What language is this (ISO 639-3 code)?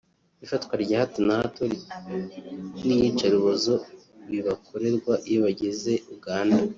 kin